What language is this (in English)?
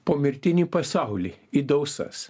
Lithuanian